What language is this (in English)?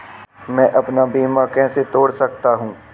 Hindi